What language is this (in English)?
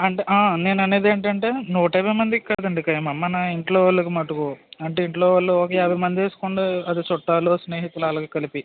Telugu